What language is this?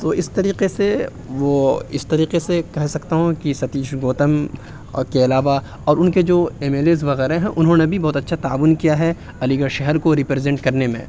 Urdu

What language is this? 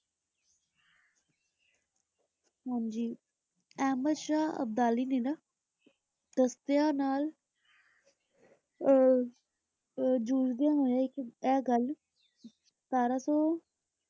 Punjabi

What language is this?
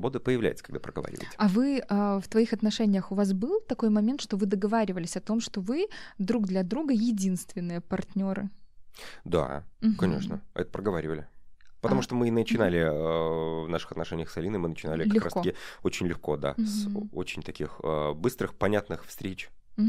Russian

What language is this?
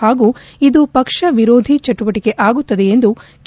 Kannada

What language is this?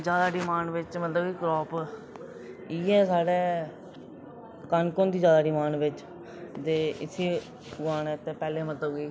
Dogri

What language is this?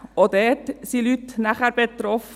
Swiss German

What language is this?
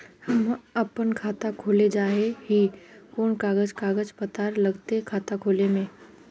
Magahi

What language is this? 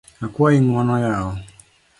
Luo (Kenya and Tanzania)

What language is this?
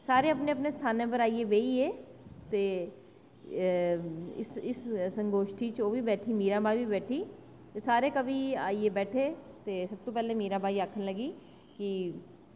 Dogri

